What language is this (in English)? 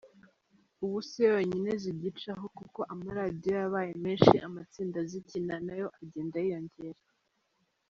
Kinyarwanda